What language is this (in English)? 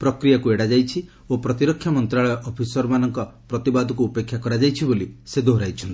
Odia